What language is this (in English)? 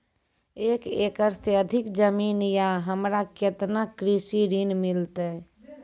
Maithili